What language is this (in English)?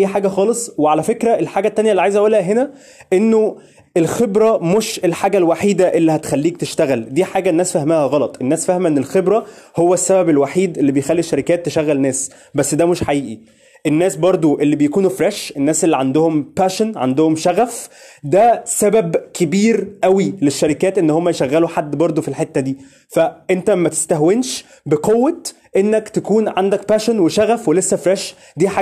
Arabic